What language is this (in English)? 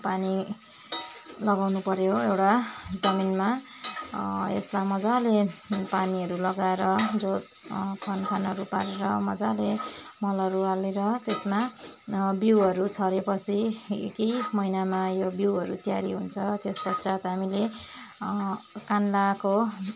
Nepali